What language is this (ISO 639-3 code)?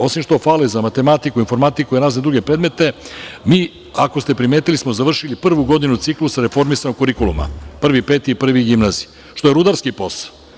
srp